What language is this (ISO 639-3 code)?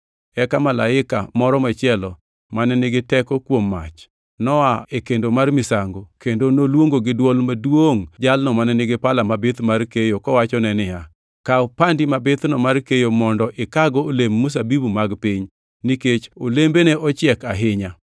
luo